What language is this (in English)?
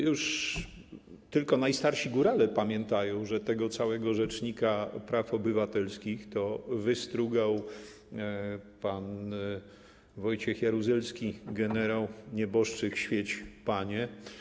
Polish